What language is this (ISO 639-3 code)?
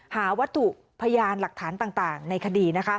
tha